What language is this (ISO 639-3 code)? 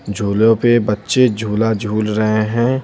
hin